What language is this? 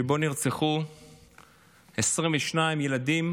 Hebrew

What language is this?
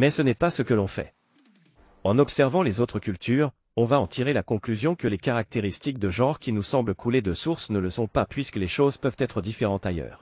French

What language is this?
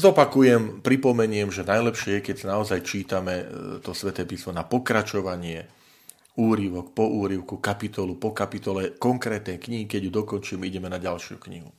Slovak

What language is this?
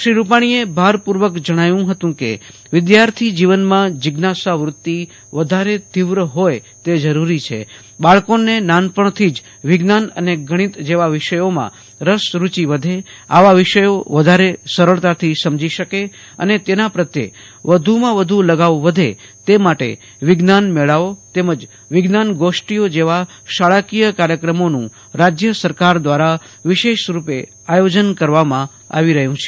Gujarati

